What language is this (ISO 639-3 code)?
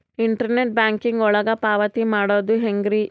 kan